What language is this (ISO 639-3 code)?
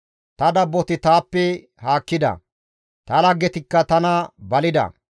gmv